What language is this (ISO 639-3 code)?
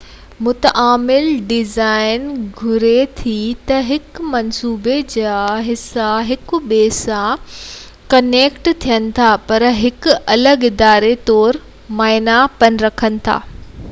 snd